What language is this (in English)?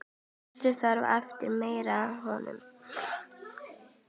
Icelandic